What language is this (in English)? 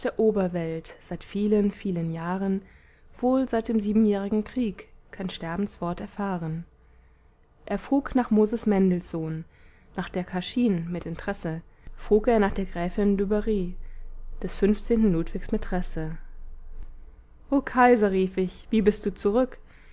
German